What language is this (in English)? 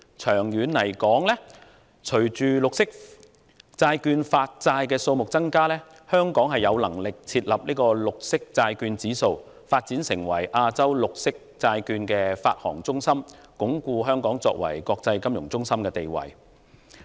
Cantonese